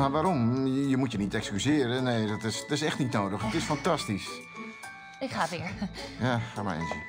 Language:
Dutch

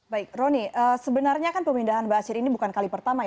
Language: Indonesian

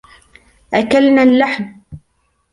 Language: Arabic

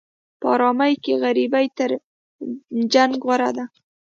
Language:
Pashto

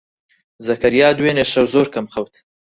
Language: Central Kurdish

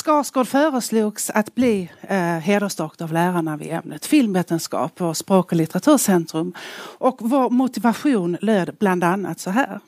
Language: Swedish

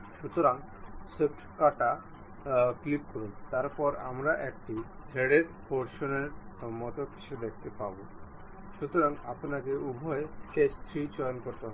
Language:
Bangla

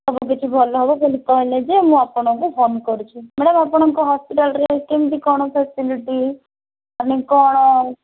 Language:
Odia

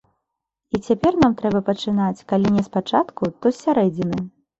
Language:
Belarusian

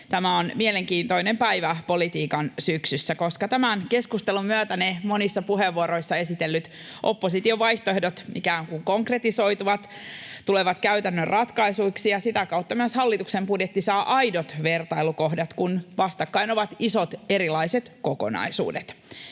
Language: Finnish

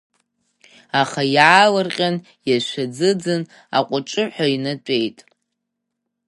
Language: Abkhazian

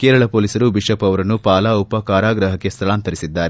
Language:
Kannada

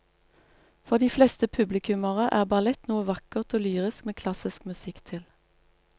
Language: Norwegian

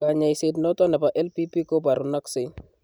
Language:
Kalenjin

